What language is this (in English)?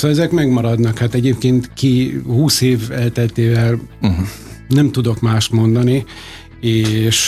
Hungarian